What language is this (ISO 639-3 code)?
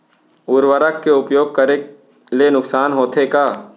hne